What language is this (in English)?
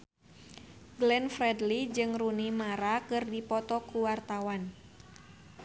Sundanese